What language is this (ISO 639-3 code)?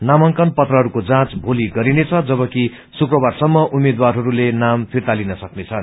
nep